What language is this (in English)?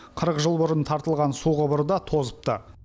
Kazakh